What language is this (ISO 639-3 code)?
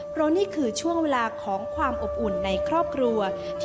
tha